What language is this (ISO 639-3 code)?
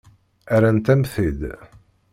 kab